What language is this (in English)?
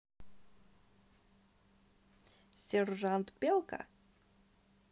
Russian